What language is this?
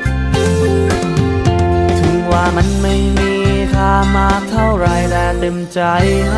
Thai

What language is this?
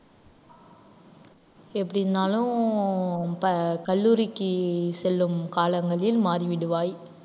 Tamil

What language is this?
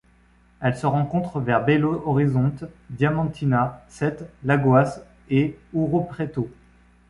French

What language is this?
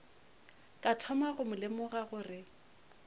Northern Sotho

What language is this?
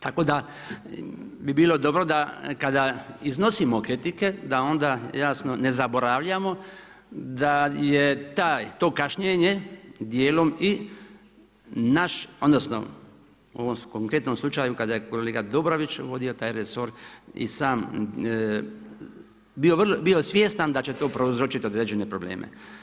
Croatian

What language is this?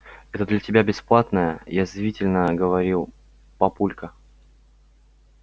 Russian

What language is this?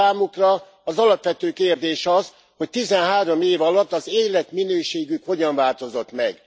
Hungarian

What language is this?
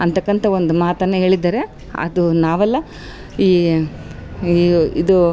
Kannada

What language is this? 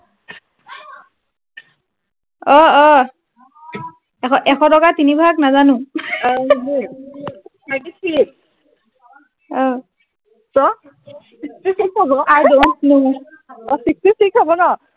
Assamese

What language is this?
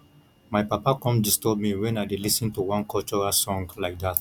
Nigerian Pidgin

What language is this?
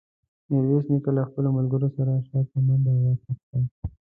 Pashto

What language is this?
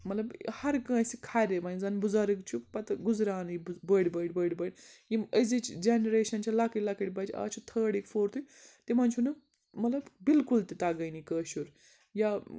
Kashmiri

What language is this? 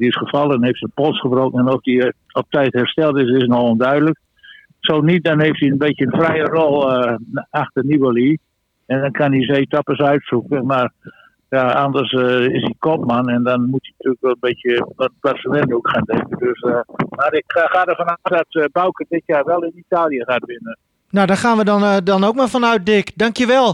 Dutch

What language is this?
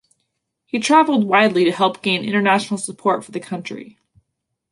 English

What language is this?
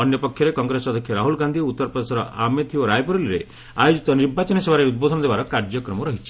Odia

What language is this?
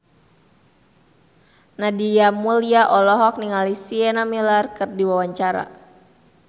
Sundanese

